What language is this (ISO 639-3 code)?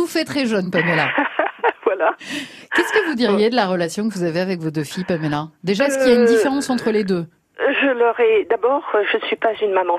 fra